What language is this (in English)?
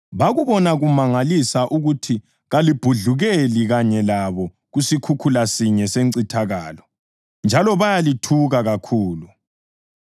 North Ndebele